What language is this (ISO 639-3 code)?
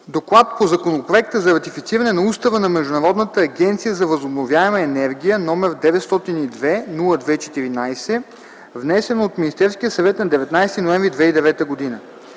bul